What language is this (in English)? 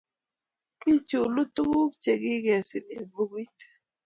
Kalenjin